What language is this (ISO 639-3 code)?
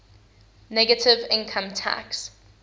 eng